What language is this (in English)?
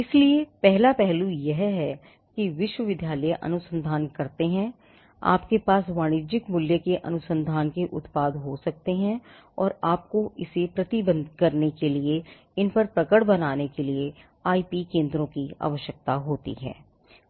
Hindi